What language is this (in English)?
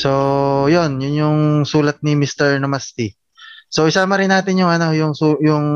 Filipino